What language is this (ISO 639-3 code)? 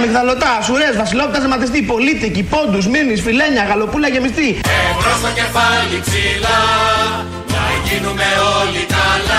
ell